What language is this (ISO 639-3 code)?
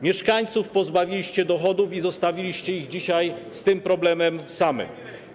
pol